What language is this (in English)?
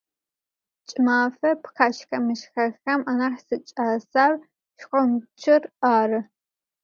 Adyghe